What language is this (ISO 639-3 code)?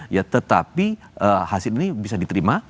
ind